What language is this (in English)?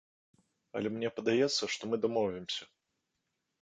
Belarusian